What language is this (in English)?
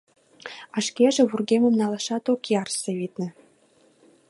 Mari